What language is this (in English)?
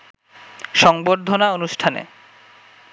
Bangla